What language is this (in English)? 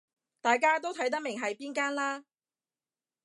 Cantonese